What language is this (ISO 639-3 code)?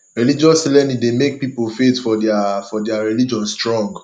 pcm